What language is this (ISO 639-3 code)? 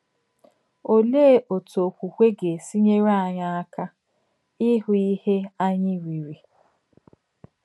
ibo